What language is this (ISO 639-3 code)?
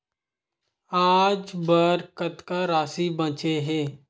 hne